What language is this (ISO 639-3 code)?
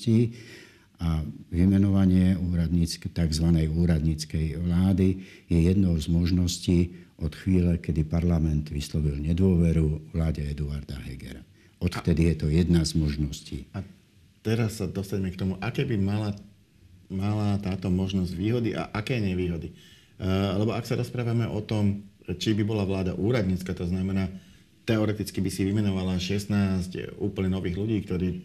slk